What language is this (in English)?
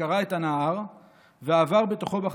Hebrew